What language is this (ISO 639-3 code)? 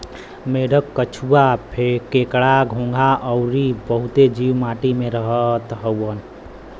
bho